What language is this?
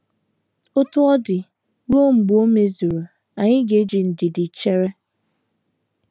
Igbo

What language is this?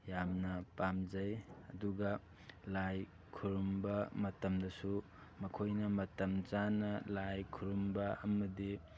Manipuri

